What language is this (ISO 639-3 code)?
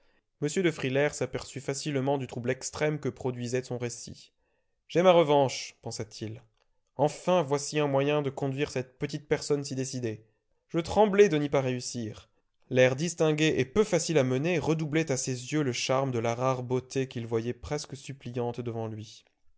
fra